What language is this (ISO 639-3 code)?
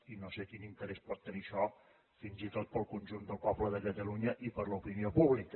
cat